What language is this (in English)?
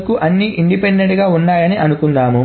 Telugu